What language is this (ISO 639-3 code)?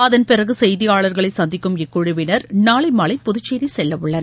tam